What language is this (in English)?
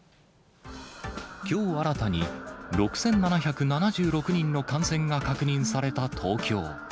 Japanese